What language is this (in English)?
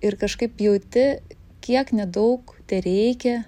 Lithuanian